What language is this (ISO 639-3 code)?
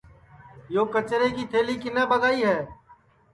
ssi